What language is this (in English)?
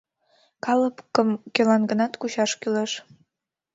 Mari